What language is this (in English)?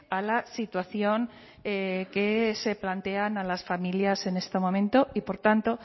Spanish